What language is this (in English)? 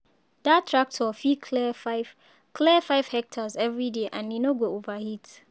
Nigerian Pidgin